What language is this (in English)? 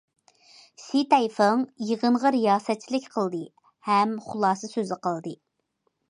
Uyghur